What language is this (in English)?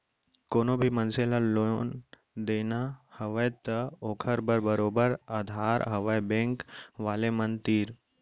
Chhattisgarhi